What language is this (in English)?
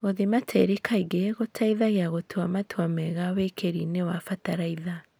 Kikuyu